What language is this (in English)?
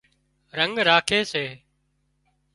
Wadiyara Koli